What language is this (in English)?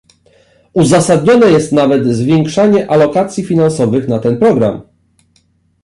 Polish